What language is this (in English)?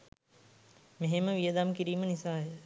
Sinhala